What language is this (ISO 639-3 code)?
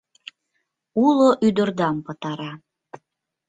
chm